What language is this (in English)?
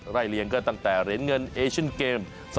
Thai